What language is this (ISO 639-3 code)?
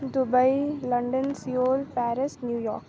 urd